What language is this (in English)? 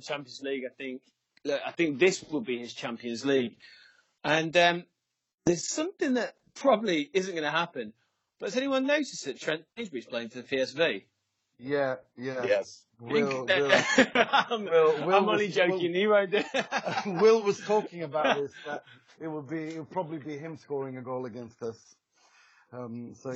English